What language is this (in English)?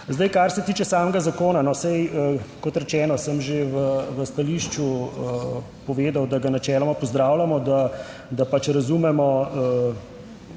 Slovenian